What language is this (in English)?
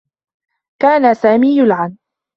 Arabic